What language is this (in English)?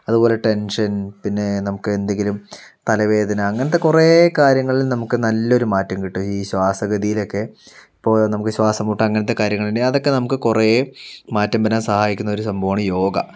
Malayalam